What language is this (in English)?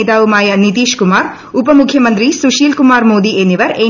Malayalam